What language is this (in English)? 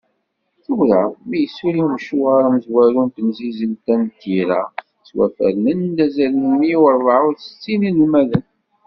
Kabyle